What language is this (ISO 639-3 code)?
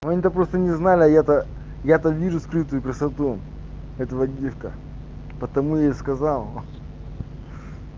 rus